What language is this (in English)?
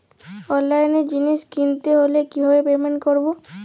Bangla